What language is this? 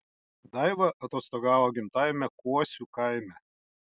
Lithuanian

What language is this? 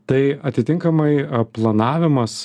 Lithuanian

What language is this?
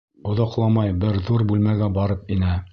Bashkir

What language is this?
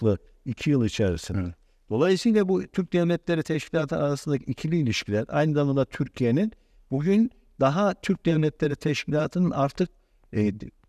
Turkish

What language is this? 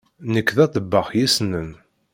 Kabyle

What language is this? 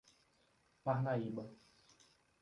Portuguese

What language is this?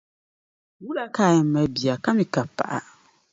Dagbani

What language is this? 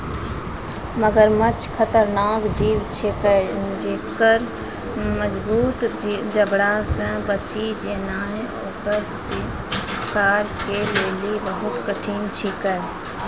Maithili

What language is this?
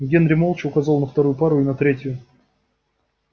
Russian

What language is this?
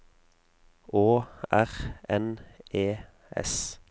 Norwegian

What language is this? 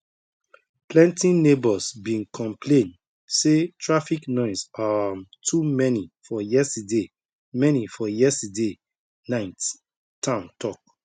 Nigerian Pidgin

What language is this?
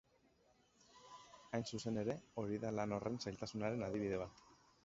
Basque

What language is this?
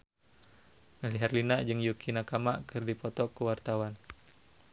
Sundanese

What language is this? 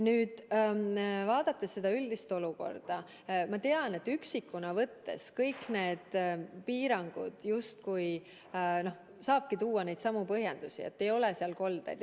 Estonian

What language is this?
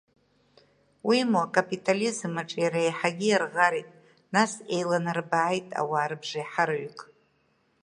Abkhazian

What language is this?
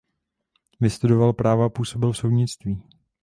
Czech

